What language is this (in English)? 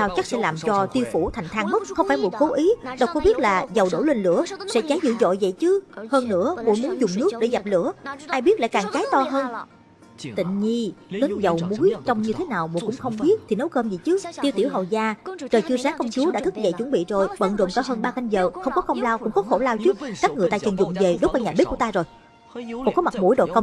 Vietnamese